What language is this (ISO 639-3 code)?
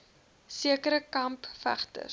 afr